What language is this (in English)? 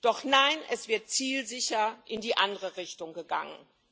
German